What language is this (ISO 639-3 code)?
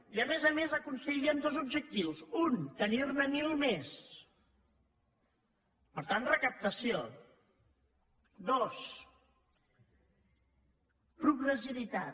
cat